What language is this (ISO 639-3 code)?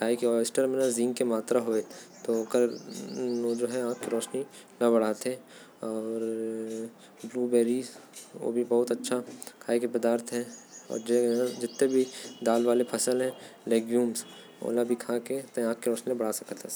kfp